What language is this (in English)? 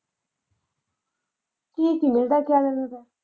Punjabi